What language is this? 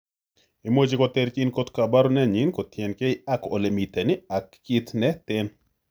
Kalenjin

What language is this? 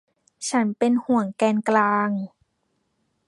Thai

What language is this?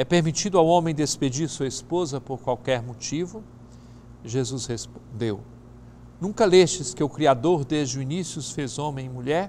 Portuguese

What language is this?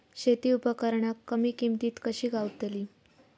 Marathi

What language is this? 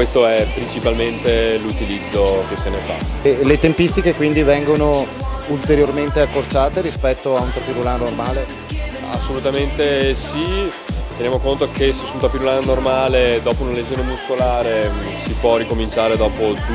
Italian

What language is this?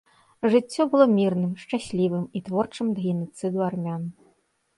Belarusian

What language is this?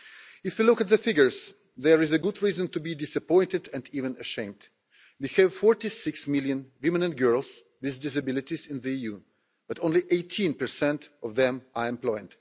English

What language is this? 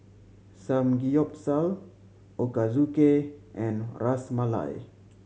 English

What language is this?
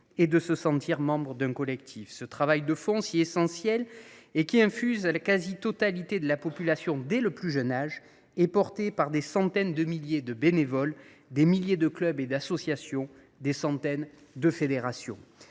French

